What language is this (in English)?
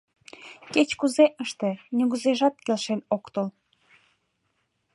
Mari